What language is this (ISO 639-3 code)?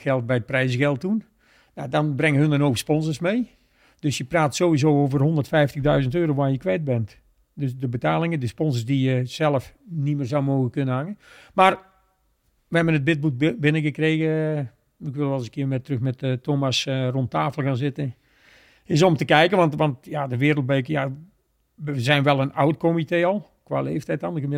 nld